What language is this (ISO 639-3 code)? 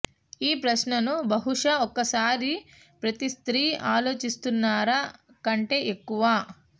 tel